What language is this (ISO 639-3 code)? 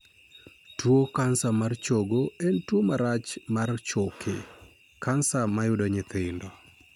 luo